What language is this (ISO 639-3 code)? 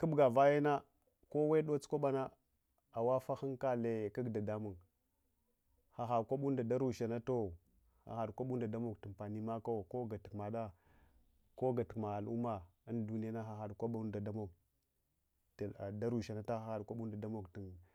hwo